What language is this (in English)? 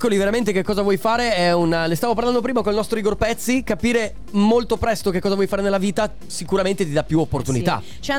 Italian